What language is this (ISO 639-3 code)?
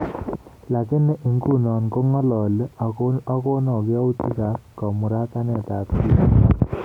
kln